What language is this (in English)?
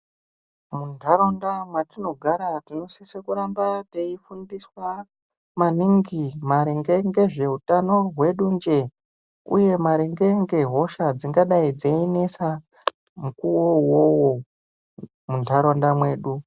Ndau